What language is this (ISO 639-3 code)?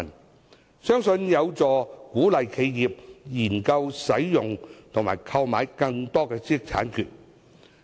yue